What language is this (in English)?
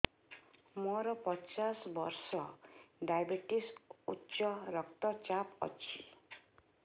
Odia